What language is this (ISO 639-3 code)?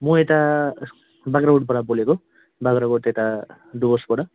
nep